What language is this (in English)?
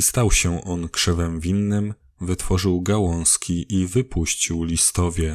Polish